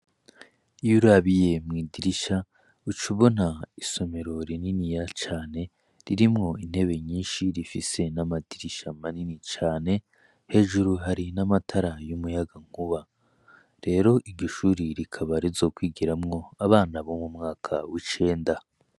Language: Rundi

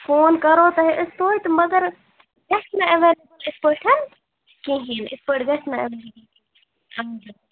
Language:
Kashmiri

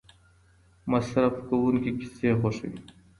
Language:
Pashto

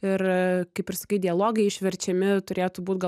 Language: Lithuanian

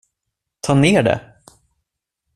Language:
Swedish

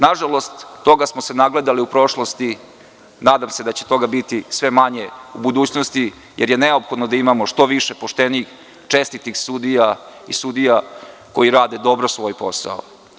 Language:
Serbian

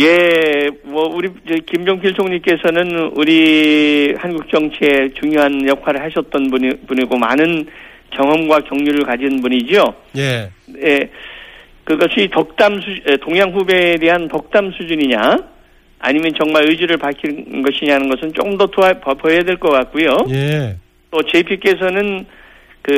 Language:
Korean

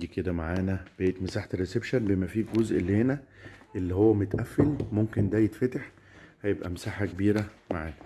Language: Arabic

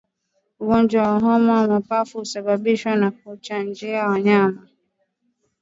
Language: Swahili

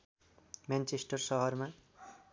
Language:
Nepali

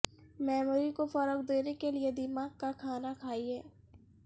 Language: Urdu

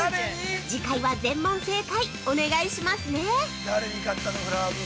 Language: Japanese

